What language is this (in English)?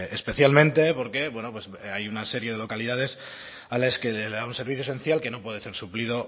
Spanish